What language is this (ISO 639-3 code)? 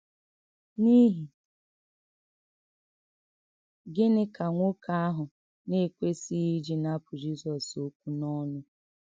ibo